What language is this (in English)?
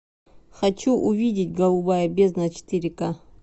Russian